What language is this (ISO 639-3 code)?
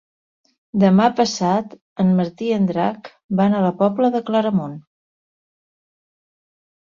cat